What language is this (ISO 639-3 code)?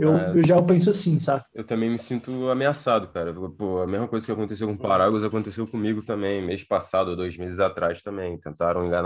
por